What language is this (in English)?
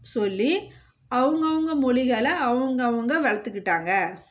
Tamil